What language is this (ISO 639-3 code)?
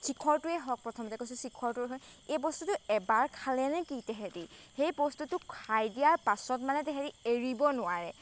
asm